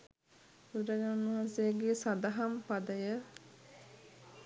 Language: Sinhala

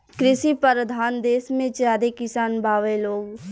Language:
Bhojpuri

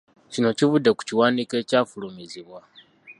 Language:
Ganda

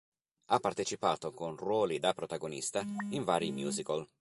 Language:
Italian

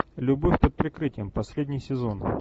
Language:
Russian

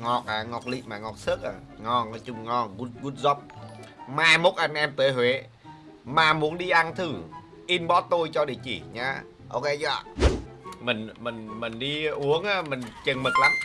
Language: Vietnamese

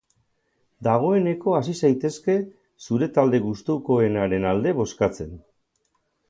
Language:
Basque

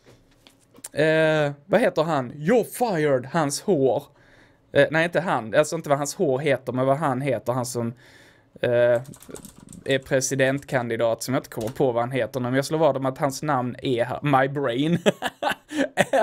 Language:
Swedish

